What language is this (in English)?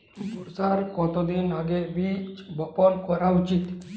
Bangla